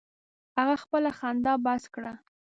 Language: Pashto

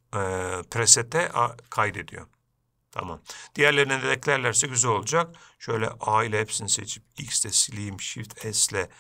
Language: Turkish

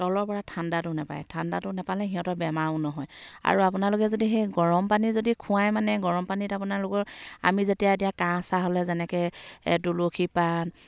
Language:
Assamese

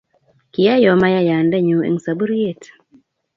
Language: Kalenjin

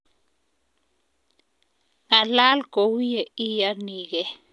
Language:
Kalenjin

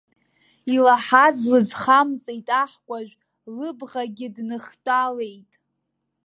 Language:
Abkhazian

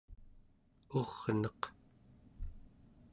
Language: Central Yupik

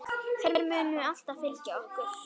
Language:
Icelandic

